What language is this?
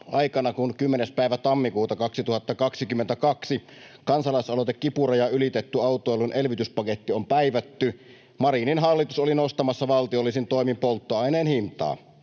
Finnish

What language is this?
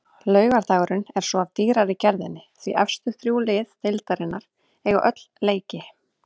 Icelandic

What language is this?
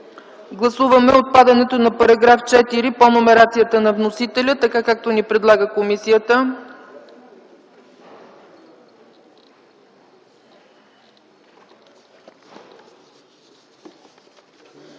Bulgarian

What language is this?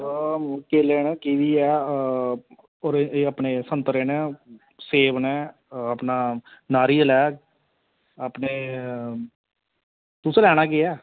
Dogri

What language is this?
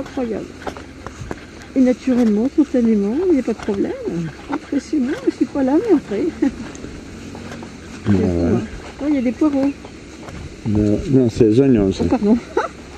French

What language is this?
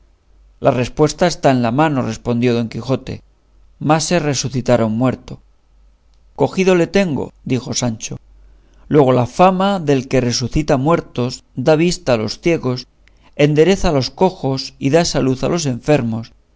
Spanish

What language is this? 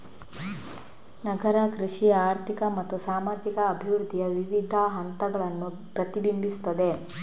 Kannada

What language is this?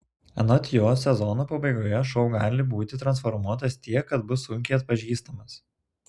Lithuanian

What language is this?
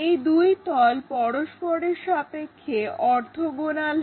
Bangla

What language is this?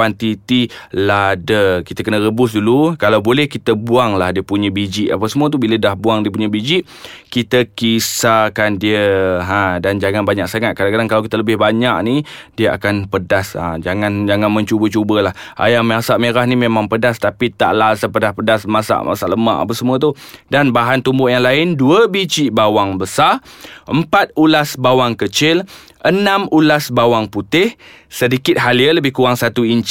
Malay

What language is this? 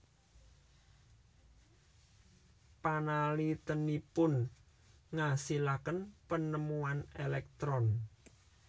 Javanese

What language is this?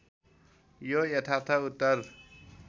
Nepali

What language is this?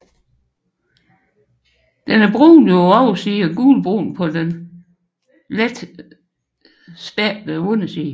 Danish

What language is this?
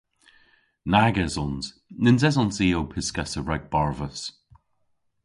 Cornish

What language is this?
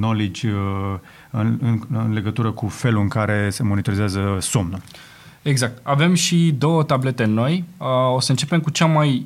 Romanian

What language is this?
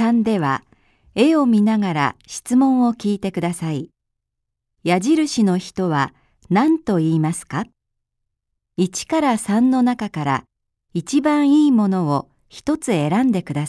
Japanese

